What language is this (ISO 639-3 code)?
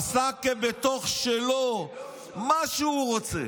heb